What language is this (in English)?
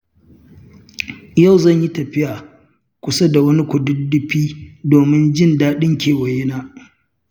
Hausa